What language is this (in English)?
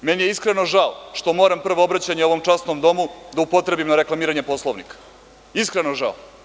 Serbian